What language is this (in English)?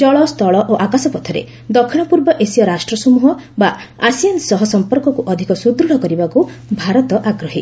Odia